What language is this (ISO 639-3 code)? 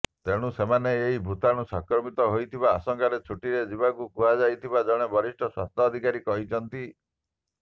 ori